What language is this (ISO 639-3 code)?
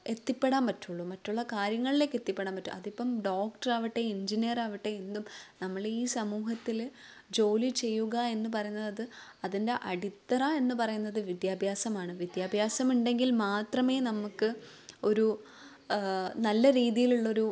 mal